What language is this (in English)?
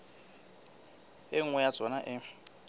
Southern Sotho